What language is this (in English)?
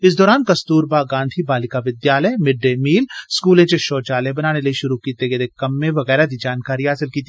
Dogri